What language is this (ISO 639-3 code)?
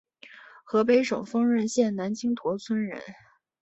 zho